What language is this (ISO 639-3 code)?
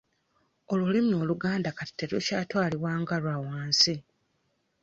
lug